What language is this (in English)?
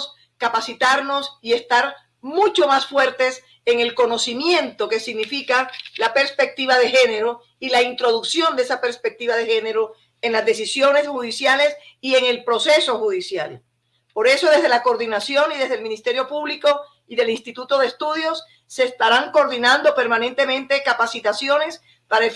Spanish